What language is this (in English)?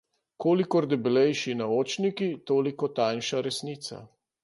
Slovenian